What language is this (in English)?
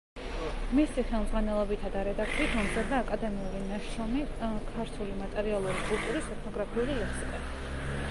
Georgian